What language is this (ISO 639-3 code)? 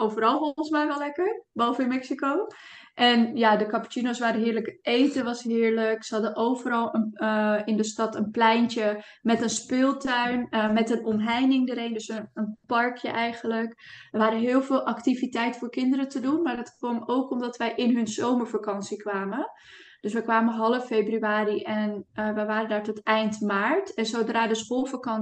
nld